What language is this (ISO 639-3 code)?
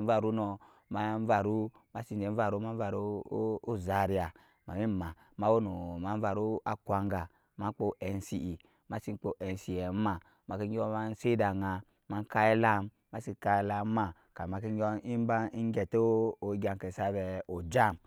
yes